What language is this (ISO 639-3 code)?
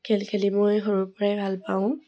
asm